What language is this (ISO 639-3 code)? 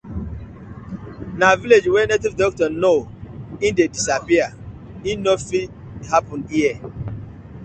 pcm